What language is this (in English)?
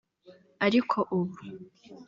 Kinyarwanda